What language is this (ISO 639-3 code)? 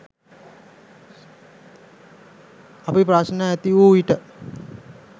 sin